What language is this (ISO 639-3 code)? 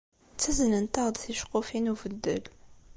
kab